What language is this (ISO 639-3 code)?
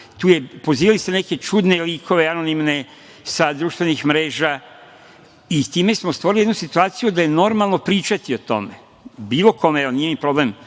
srp